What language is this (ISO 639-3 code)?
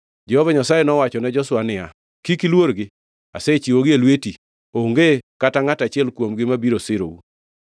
luo